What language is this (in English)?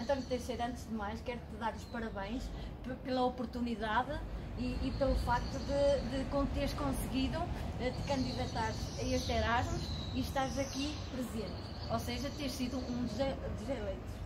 Portuguese